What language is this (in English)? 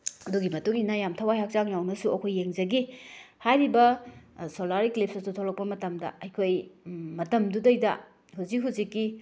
Manipuri